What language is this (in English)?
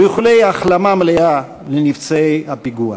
Hebrew